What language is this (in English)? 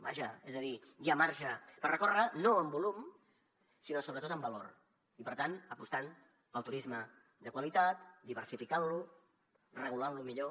Catalan